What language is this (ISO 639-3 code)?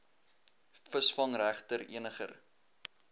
afr